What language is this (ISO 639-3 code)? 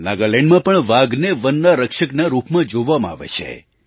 guj